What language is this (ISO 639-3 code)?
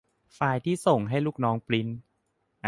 tha